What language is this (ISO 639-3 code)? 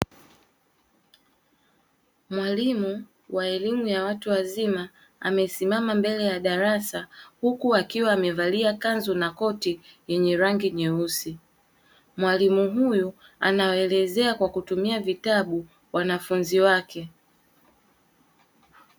swa